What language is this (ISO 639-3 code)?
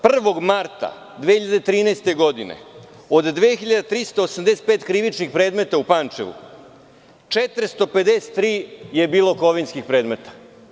srp